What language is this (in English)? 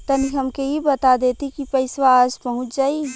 Bhojpuri